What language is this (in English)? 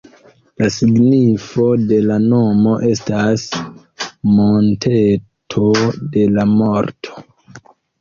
Esperanto